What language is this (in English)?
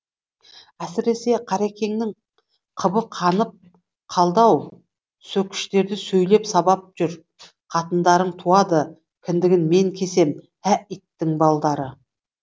Kazakh